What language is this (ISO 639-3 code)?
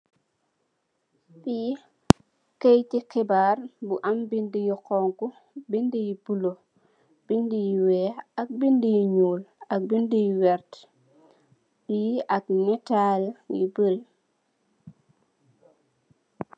wol